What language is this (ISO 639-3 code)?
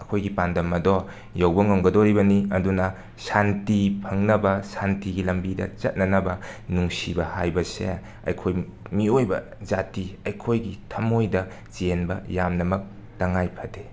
mni